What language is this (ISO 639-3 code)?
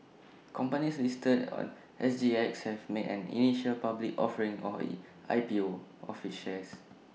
eng